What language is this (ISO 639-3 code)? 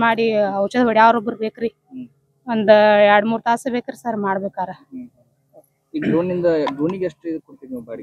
kan